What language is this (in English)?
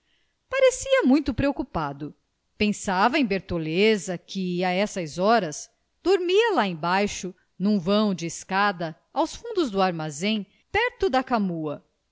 Portuguese